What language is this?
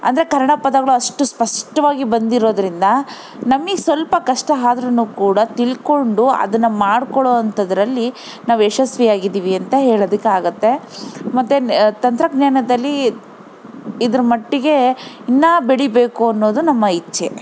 Kannada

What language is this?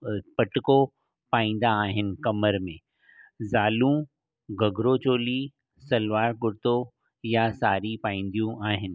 Sindhi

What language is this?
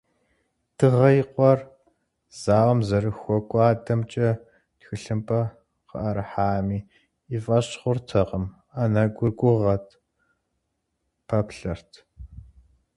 Kabardian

